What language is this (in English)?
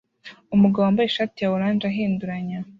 Kinyarwanda